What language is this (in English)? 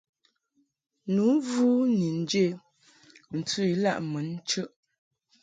Mungaka